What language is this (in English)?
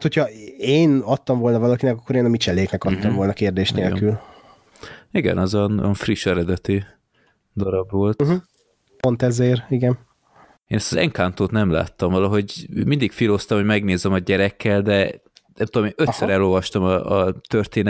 Hungarian